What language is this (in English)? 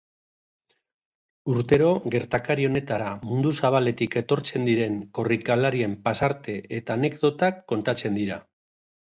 Basque